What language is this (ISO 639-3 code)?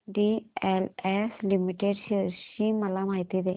mar